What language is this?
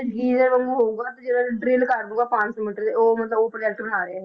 Punjabi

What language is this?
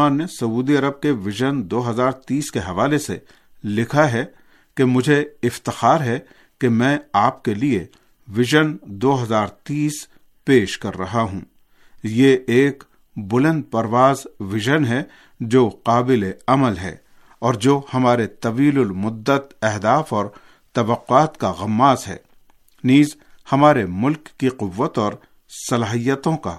Urdu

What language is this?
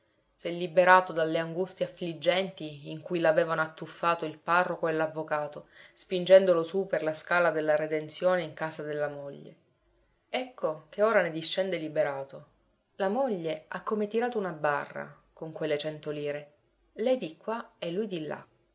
Italian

